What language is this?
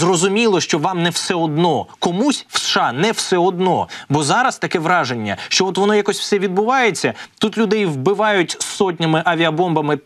Ukrainian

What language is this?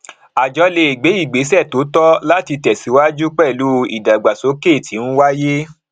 Yoruba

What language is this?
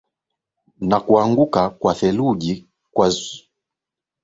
Swahili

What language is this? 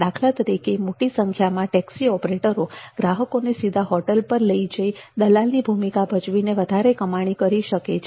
Gujarati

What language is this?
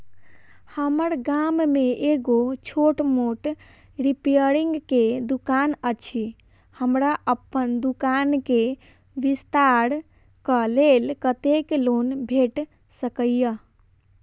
Maithili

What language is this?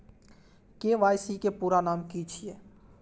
Maithili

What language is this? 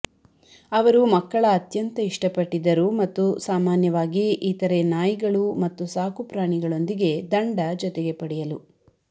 Kannada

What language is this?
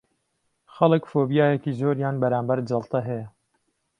Central Kurdish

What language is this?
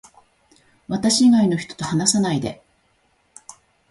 Japanese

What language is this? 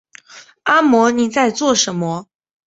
Chinese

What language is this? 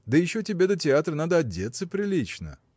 Russian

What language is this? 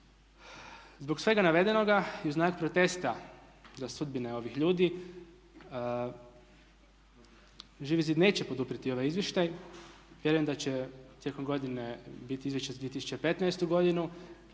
Croatian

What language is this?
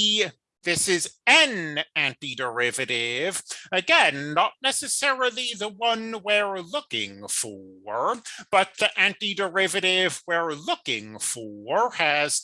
English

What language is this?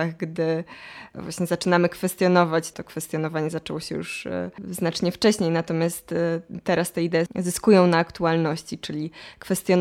Polish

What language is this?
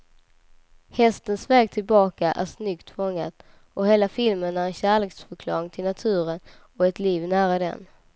Swedish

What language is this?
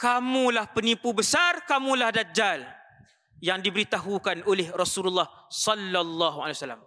Malay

